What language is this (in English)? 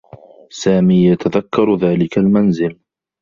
Arabic